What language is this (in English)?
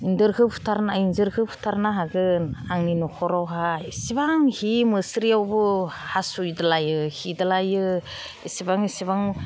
Bodo